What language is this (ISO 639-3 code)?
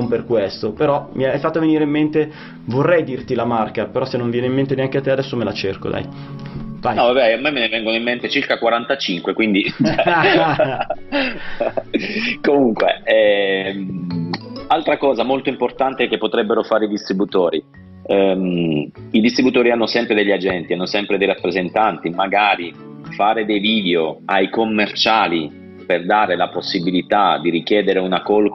ita